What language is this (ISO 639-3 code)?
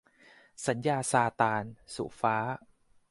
tha